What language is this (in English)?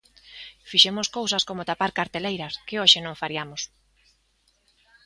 Galician